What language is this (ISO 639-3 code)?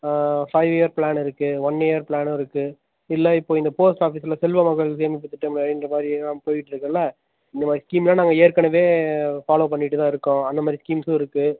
tam